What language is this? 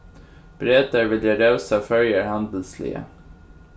Faroese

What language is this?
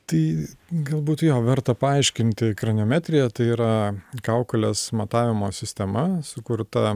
Lithuanian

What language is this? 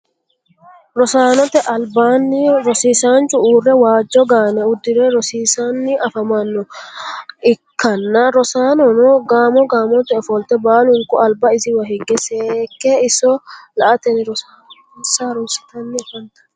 Sidamo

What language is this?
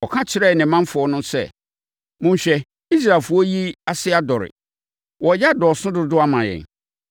Akan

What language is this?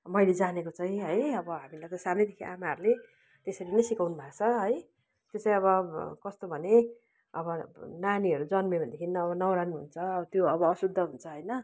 Nepali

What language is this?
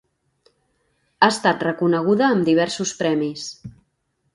Catalan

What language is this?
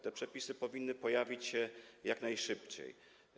Polish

